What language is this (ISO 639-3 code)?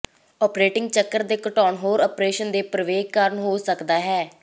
pan